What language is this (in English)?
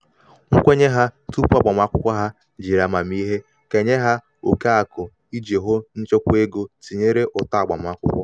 Igbo